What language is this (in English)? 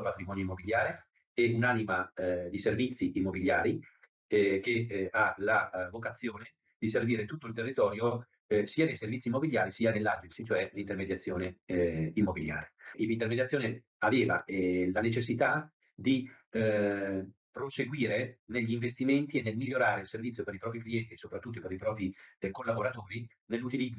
Italian